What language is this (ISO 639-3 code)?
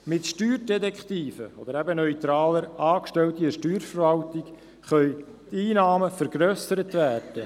gsw